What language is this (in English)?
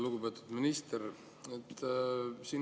Estonian